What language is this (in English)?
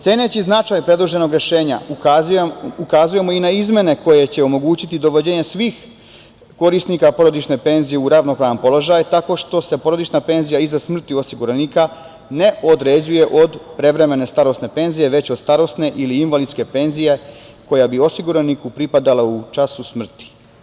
Serbian